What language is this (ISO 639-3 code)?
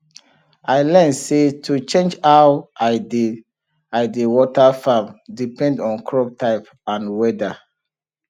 pcm